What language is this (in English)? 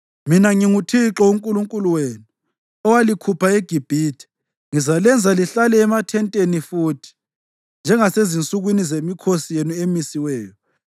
North Ndebele